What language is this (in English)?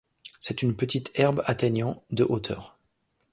French